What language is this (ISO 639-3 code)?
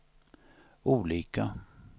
swe